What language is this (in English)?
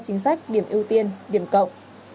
Vietnamese